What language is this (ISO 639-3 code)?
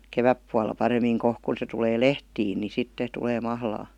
fin